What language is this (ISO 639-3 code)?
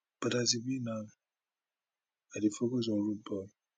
pcm